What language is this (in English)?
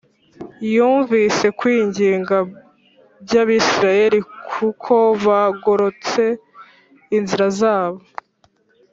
Kinyarwanda